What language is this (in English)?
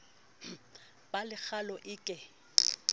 Southern Sotho